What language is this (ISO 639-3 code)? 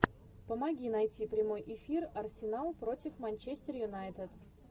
rus